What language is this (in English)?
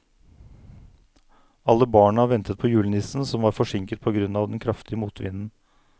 Norwegian